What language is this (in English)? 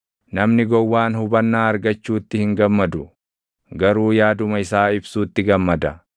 Oromo